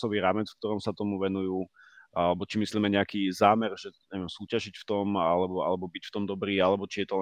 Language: Slovak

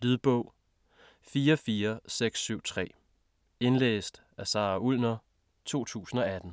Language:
Danish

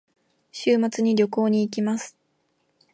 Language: Japanese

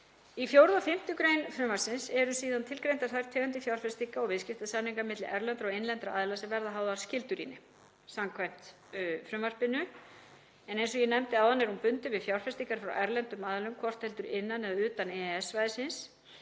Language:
Icelandic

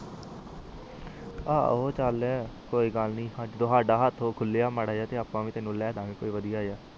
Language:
Punjabi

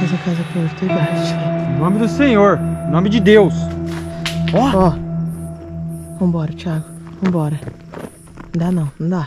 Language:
Portuguese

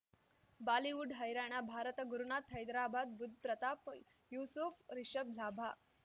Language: Kannada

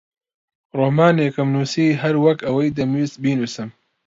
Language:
Central Kurdish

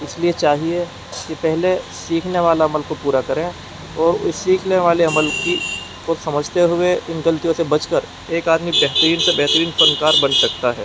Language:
Urdu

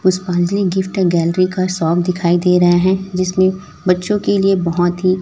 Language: Hindi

